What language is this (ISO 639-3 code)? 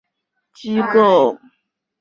zho